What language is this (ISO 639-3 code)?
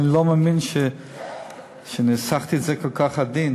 heb